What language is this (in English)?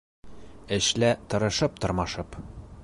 Bashkir